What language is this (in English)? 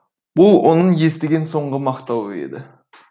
Kazakh